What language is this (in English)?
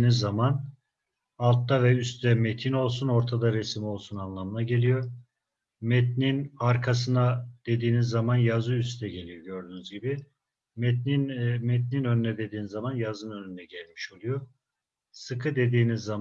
Turkish